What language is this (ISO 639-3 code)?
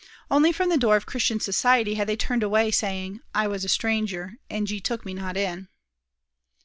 eng